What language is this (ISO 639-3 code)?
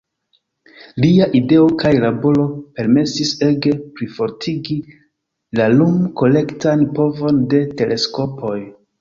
epo